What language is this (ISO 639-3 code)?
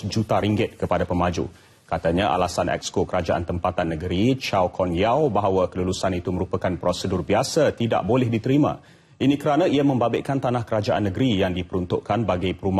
msa